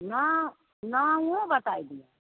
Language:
Maithili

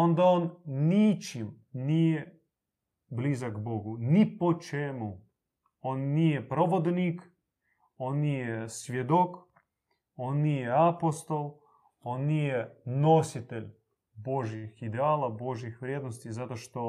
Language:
Croatian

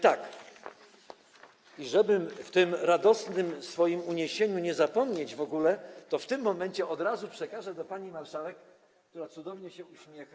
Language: Polish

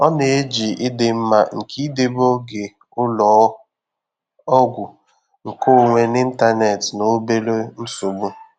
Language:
Igbo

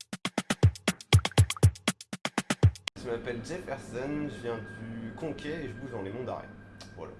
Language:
French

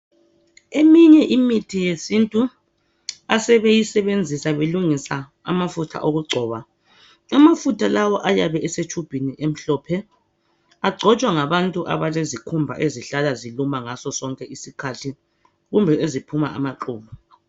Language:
North Ndebele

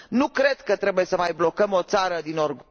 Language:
Romanian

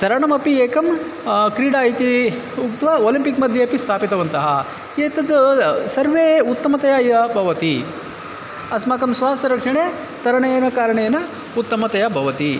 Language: Sanskrit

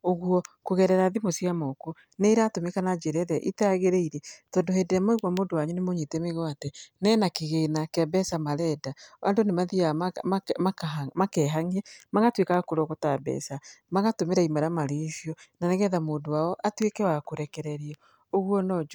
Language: Kikuyu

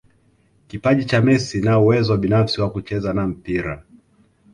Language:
Swahili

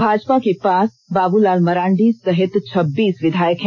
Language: Hindi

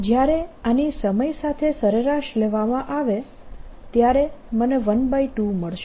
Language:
Gujarati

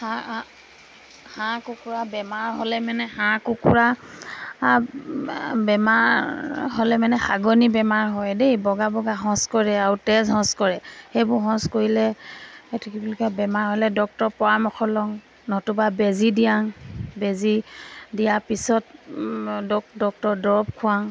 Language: Assamese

